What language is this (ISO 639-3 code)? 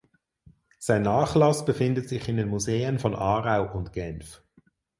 deu